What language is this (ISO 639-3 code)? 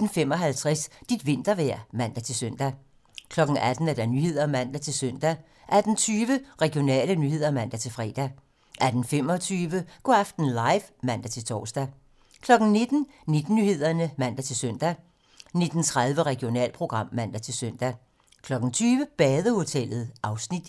dan